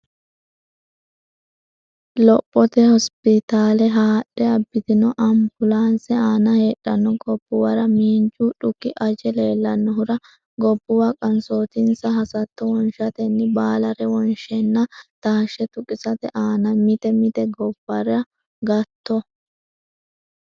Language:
Sidamo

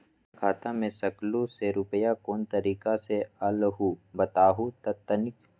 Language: Magahi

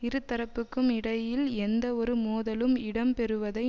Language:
Tamil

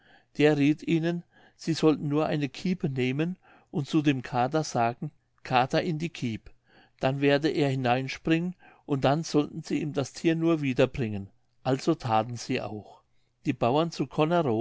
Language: German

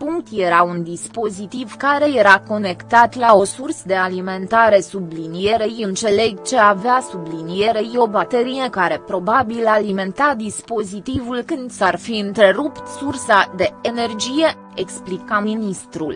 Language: Romanian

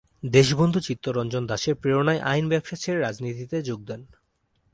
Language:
Bangla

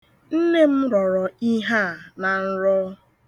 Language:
Igbo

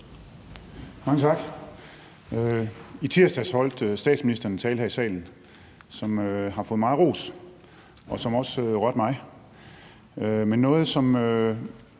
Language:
Danish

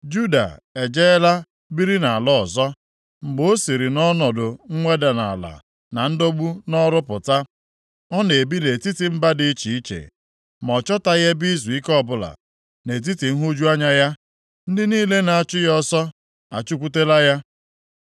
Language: Igbo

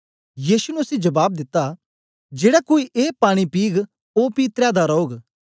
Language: Dogri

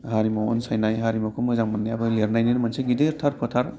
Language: Bodo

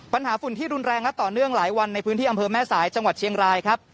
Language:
Thai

